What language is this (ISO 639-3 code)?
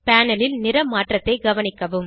tam